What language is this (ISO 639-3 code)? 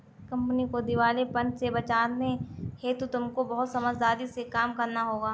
hin